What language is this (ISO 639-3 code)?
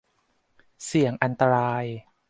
tha